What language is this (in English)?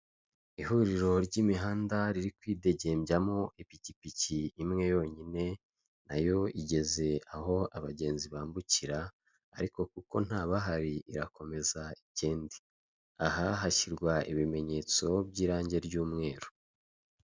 Kinyarwanda